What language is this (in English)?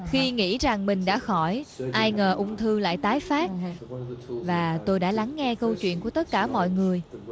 Vietnamese